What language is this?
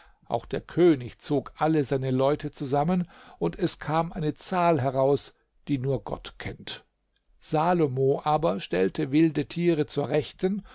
German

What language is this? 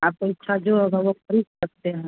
Hindi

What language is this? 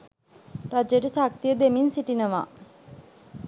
Sinhala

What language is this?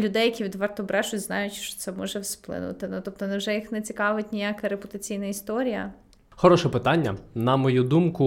Ukrainian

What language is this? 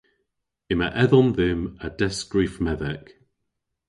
Cornish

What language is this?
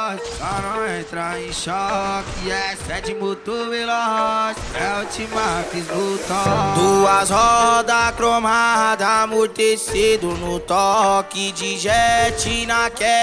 Romanian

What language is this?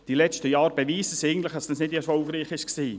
Swiss German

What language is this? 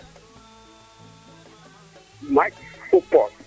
Serer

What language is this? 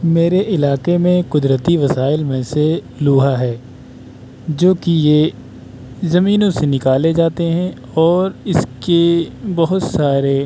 Urdu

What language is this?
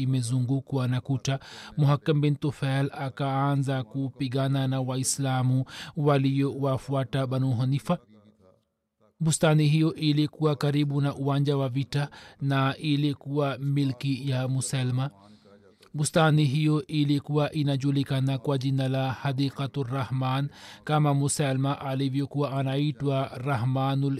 Swahili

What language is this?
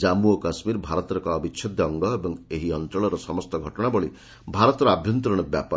Odia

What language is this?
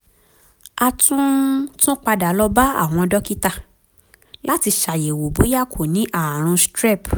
Yoruba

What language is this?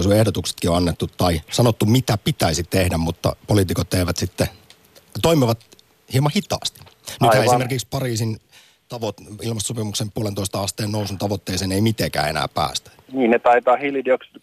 Finnish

